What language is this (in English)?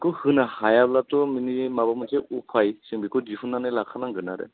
Bodo